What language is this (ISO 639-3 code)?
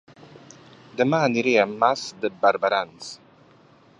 cat